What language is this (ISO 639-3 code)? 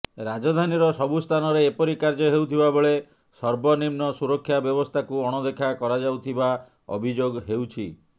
ori